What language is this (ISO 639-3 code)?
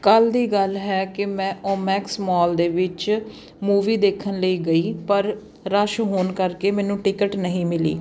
pan